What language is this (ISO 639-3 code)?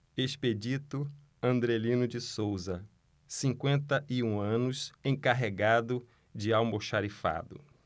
por